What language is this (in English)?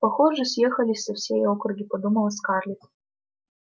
Russian